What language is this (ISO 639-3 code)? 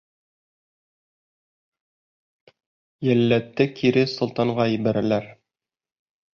bak